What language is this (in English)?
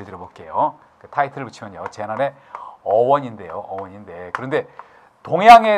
Korean